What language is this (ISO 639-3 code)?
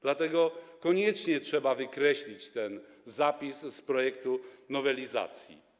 pol